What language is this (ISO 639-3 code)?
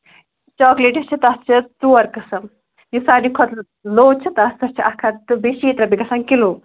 kas